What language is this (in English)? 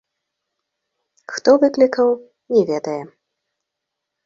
Belarusian